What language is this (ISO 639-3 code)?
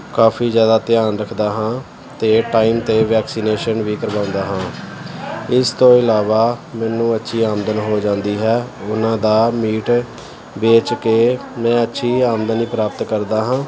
pan